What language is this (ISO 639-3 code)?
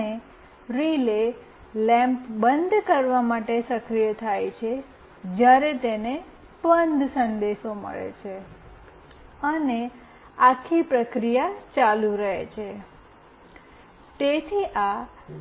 guj